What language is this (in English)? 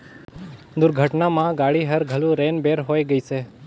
Chhattisgarhi